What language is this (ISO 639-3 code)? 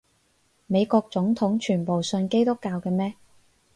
yue